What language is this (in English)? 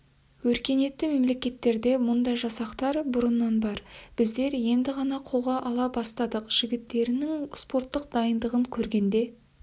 Kazakh